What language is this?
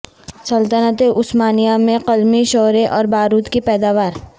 Urdu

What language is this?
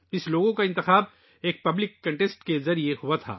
Urdu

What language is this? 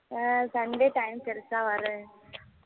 Tamil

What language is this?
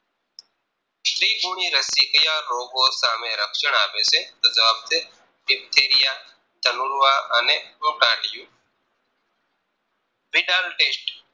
Gujarati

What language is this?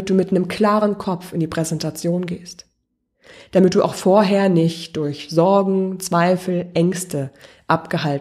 German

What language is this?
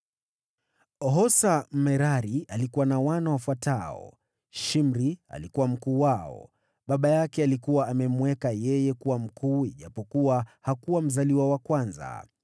Swahili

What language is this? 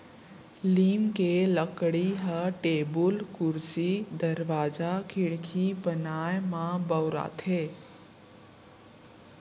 Chhattisgarhi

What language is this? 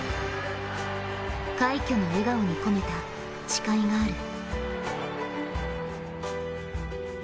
Japanese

